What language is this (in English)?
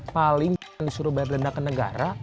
Indonesian